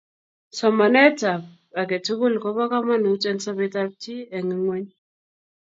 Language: Kalenjin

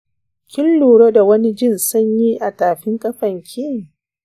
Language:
Hausa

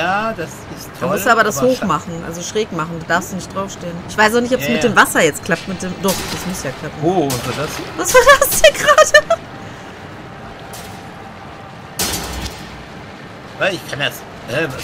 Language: German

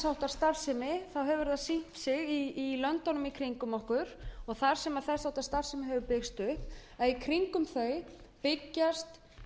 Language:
Icelandic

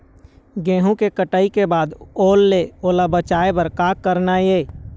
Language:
Chhattisgarhi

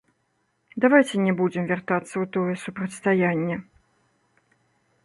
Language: Belarusian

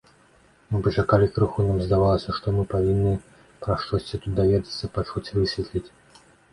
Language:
Belarusian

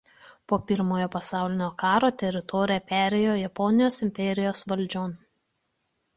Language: Lithuanian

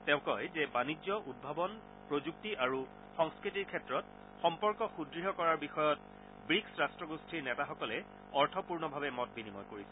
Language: Assamese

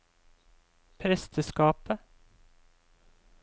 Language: Norwegian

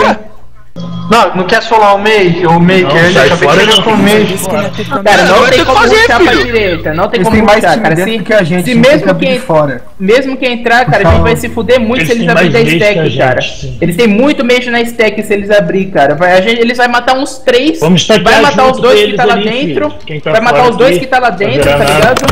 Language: Portuguese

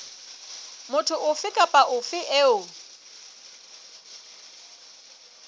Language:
Southern Sotho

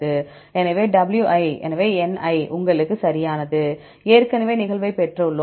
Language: Tamil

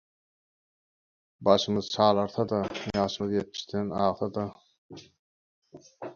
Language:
Turkmen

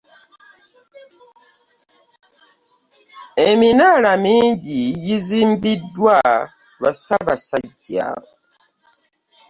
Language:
Ganda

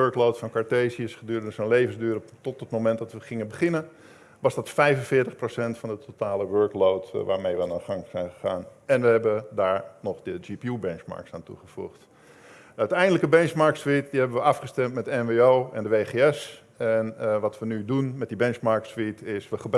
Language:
Dutch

